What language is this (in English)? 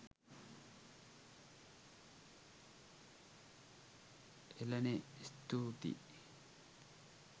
Sinhala